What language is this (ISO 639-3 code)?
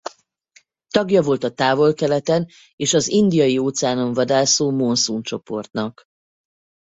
hun